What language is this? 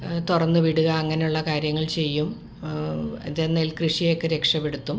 Malayalam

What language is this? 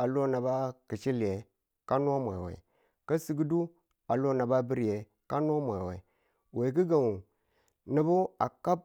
Tula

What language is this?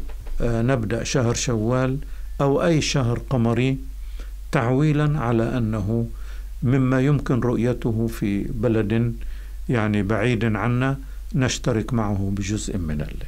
Arabic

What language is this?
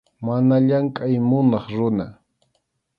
Arequipa-La Unión Quechua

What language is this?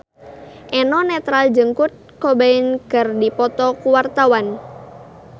Sundanese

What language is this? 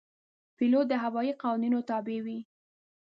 Pashto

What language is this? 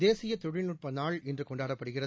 Tamil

